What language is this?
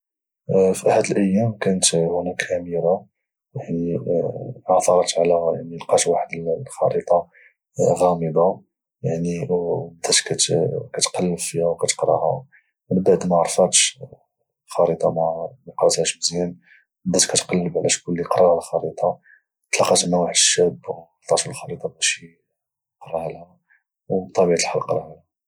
Moroccan Arabic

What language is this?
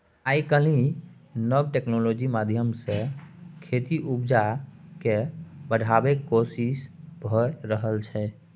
Maithili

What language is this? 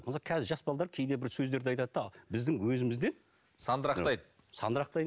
Kazakh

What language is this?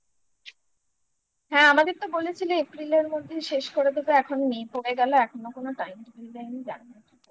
Bangla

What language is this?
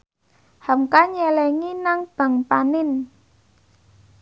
Javanese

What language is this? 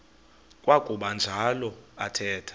Xhosa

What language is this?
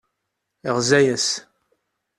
Kabyle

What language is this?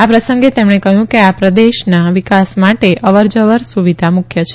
Gujarati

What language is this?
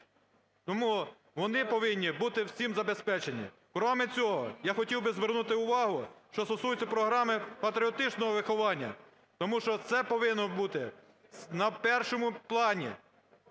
Ukrainian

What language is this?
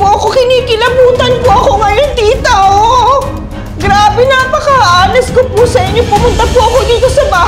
Filipino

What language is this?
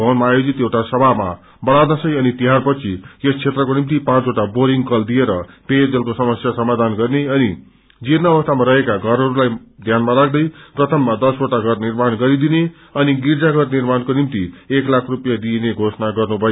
Nepali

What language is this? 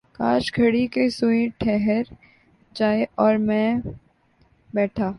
Urdu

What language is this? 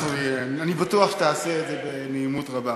Hebrew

